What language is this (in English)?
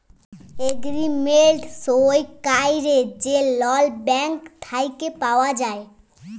Bangla